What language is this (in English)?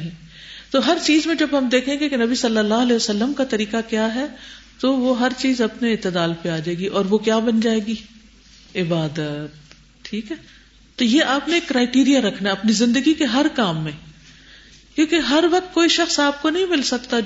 Urdu